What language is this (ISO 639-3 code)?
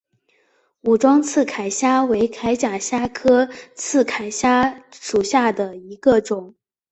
zho